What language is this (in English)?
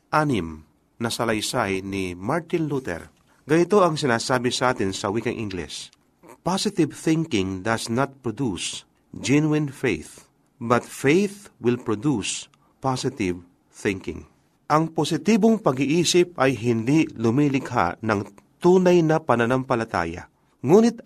Filipino